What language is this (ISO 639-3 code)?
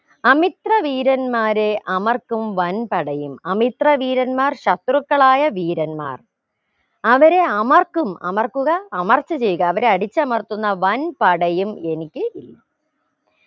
mal